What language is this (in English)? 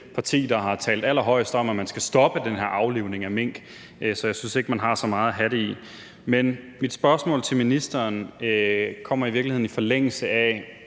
Danish